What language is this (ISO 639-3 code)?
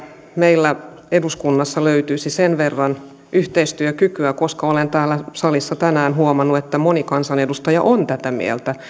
fin